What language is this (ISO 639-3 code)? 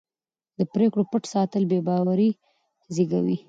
pus